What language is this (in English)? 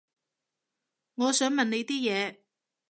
Cantonese